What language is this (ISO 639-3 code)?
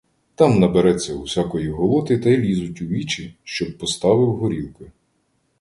ukr